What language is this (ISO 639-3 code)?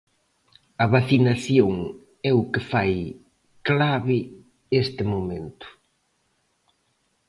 glg